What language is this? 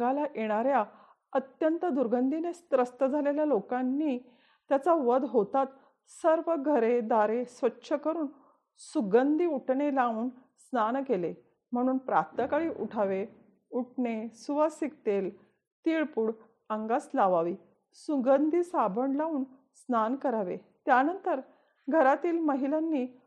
Marathi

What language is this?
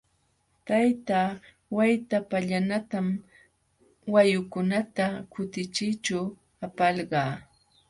Jauja Wanca Quechua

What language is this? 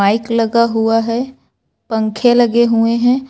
Hindi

